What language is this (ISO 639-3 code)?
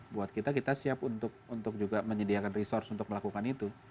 ind